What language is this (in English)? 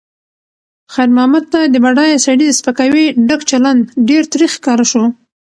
Pashto